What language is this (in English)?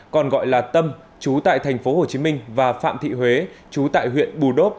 Vietnamese